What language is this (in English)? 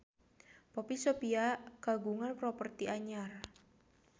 Sundanese